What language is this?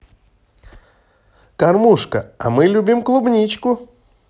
Russian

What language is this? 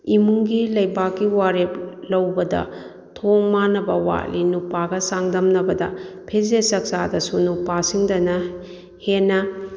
Manipuri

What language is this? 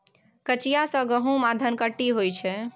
Maithili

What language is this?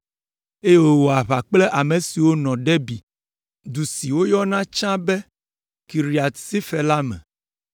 Ewe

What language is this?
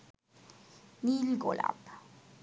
Bangla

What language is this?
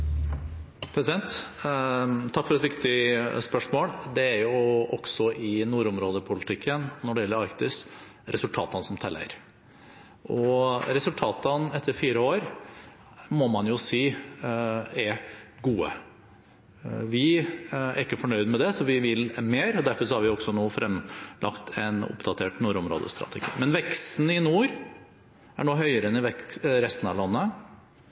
Norwegian Bokmål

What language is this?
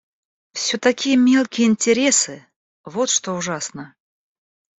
Russian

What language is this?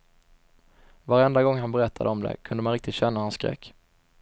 Swedish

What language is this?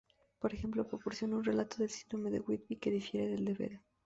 Spanish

